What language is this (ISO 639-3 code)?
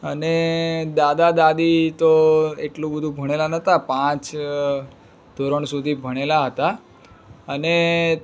guj